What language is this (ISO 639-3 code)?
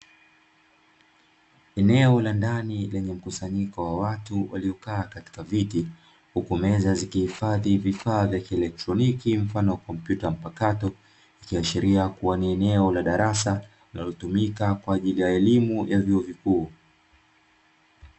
swa